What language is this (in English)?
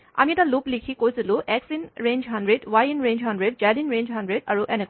Assamese